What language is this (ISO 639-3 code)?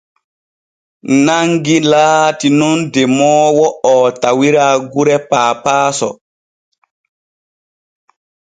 fue